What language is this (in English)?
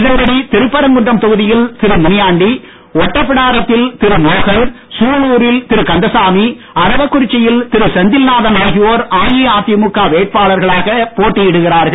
Tamil